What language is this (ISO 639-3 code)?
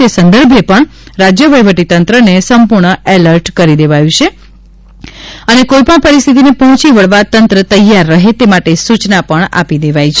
guj